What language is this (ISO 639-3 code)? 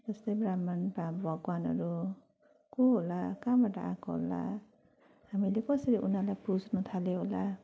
nep